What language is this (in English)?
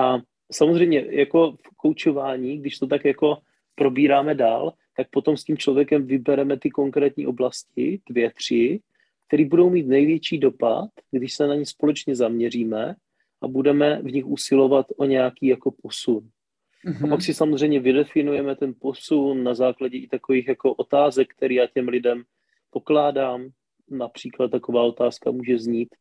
Czech